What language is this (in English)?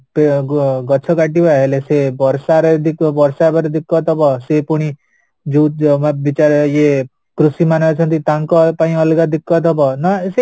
Odia